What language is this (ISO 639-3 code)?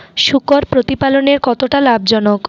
ben